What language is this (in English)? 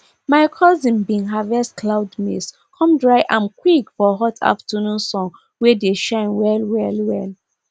Nigerian Pidgin